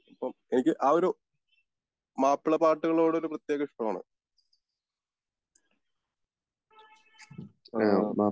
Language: Malayalam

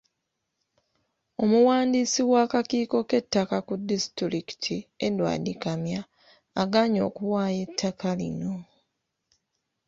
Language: Ganda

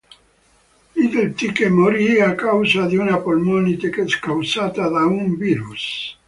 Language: Italian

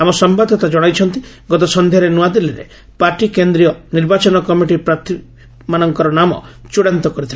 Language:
Odia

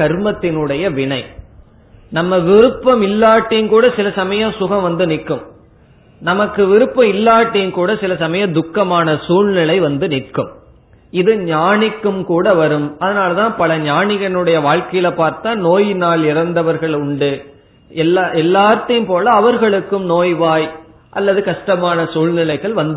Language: Tamil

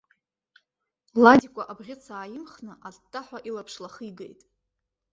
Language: Abkhazian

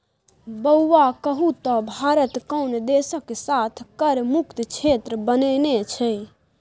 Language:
Maithili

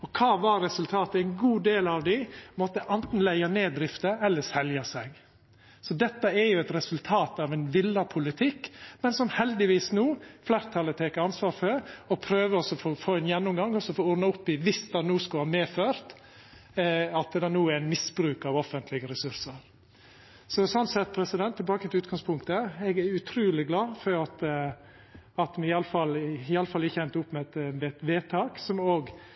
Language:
Norwegian Nynorsk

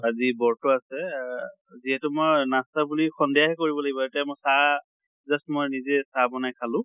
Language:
Assamese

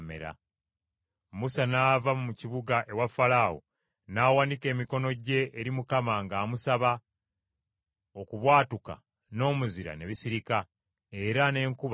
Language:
Ganda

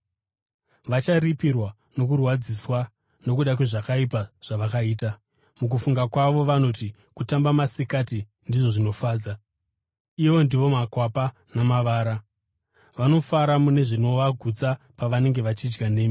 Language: Shona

